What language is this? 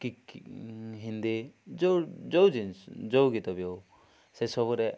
Odia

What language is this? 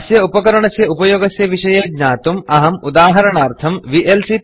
Sanskrit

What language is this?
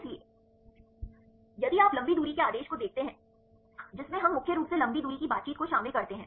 Hindi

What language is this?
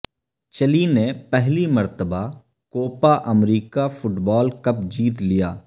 Urdu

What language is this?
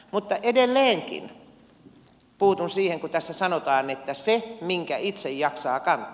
Finnish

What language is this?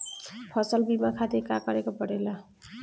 Bhojpuri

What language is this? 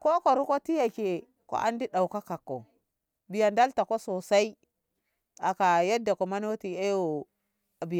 Ngamo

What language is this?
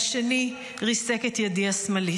Hebrew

